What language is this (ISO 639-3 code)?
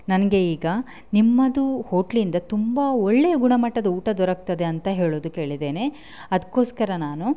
kan